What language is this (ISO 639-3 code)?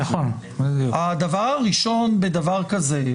heb